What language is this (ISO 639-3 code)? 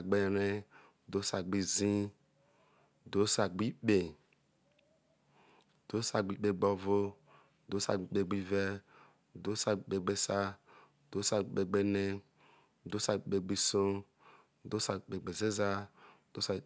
iso